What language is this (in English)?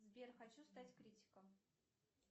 Russian